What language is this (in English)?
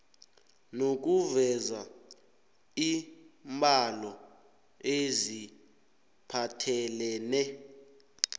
South Ndebele